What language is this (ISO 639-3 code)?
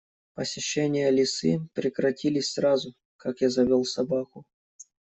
rus